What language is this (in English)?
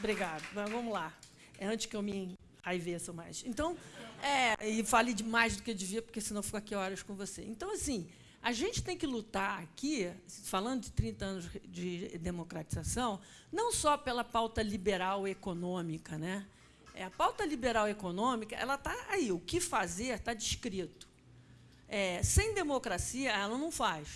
Portuguese